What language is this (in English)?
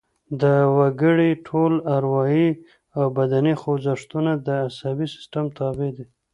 Pashto